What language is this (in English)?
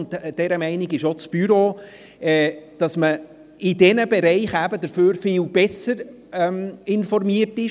Swiss German